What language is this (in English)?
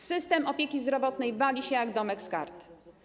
Polish